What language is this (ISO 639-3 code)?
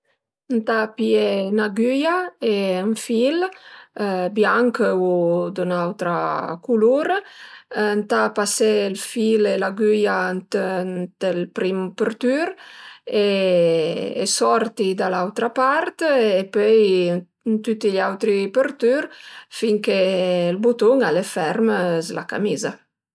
pms